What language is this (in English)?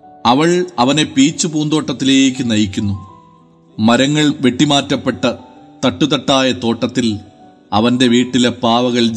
Malayalam